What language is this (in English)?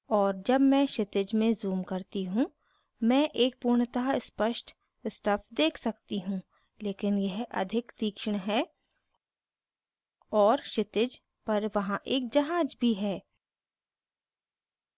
Hindi